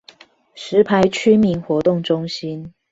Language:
Chinese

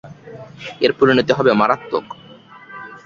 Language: Bangla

